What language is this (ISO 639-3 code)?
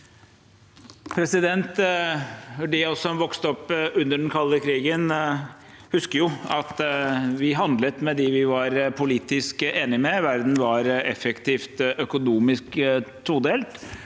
nor